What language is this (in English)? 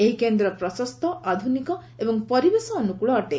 Odia